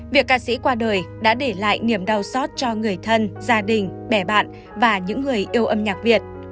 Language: Vietnamese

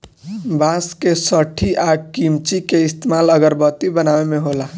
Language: Bhojpuri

